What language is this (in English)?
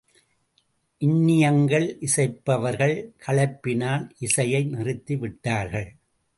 Tamil